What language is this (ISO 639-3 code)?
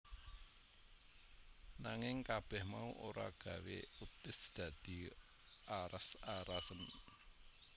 jav